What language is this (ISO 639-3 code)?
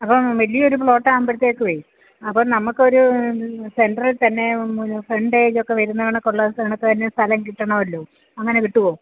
mal